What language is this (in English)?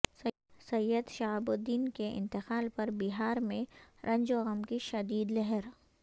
Urdu